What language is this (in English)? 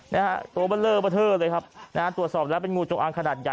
Thai